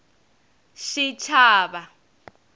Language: Tsonga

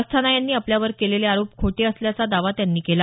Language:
Marathi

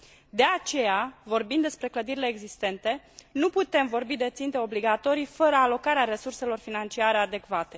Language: Romanian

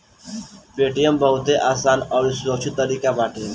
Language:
Bhojpuri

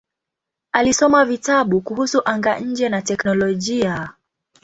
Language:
Swahili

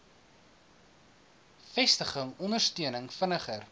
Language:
Afrikaans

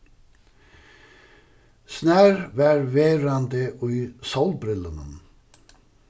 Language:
Faroese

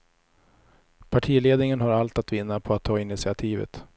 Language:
Swedish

